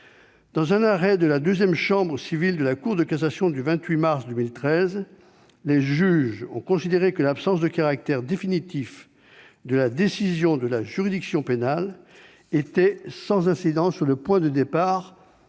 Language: French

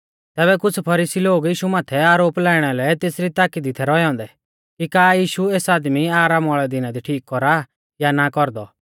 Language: Mahasu Pahari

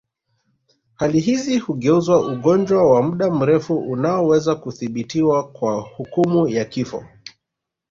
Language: Swahili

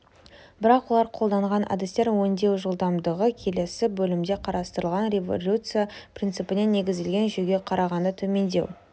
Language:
Kazakh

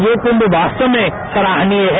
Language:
Hindi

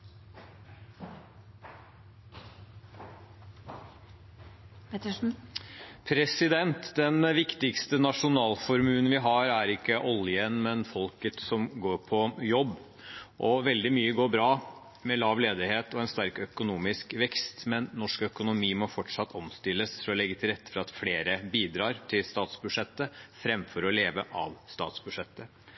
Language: Norwegian Bokmål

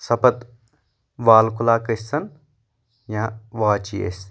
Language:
Kashmiri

